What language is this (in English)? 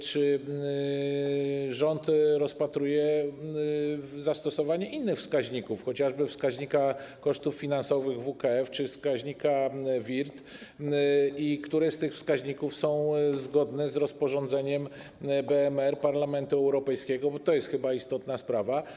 Polish